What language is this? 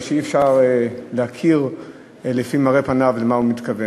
Hebrew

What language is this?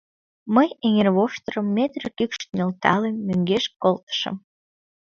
Mari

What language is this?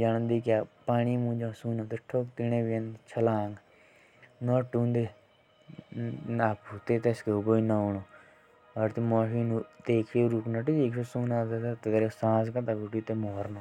Jaunsari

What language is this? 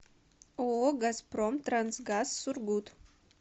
Russian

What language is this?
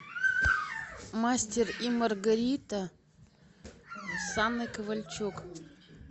Russian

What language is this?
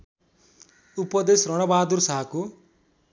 Nepali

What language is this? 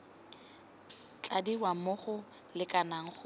Tswana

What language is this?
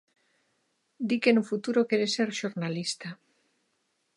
Galician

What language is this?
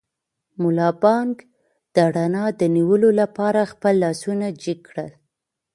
Pashto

